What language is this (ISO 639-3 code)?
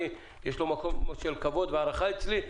heb